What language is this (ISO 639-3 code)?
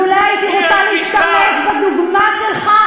heb